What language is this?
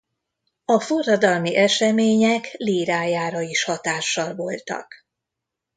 Hungarian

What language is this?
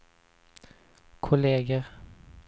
Swedish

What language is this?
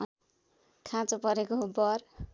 Nepali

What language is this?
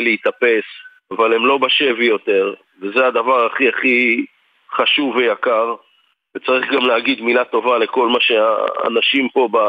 Hebrew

